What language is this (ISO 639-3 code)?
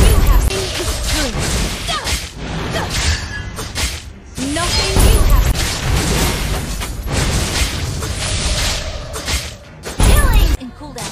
eng